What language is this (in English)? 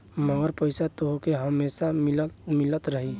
Bhojpuri